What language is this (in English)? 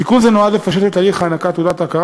Hebrew